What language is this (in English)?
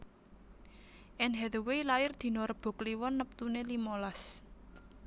Javanese